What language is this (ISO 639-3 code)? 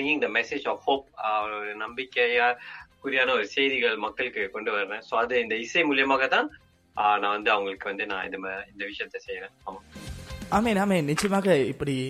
tam